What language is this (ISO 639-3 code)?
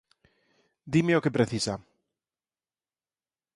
glg